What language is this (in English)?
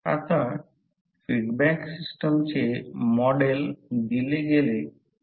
Marathi